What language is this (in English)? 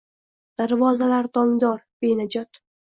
Uzbek